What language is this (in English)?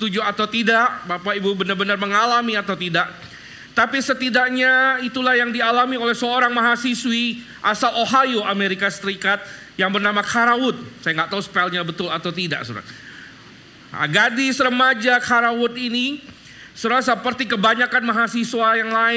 Indonesian